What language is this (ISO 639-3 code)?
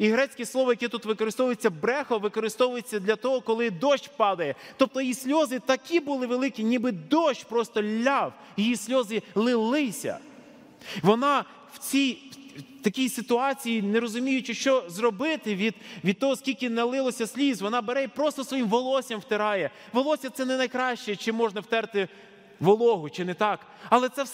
ukr